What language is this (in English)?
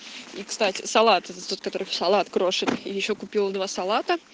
Russian